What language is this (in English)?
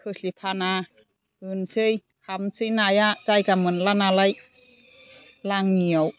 Bodo